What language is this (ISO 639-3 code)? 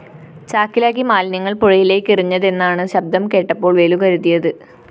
mal